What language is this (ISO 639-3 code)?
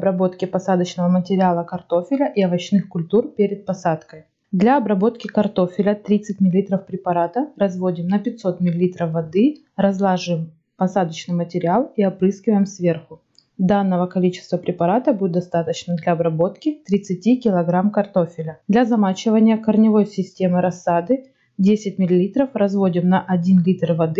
rus